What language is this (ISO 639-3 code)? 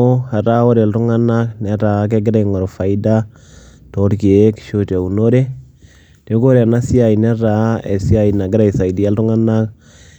mas